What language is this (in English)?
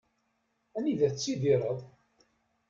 Kabyle